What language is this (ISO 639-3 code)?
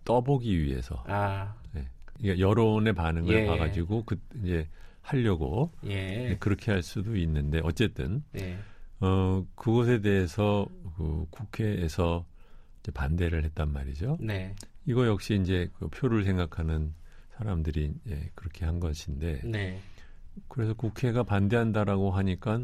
kor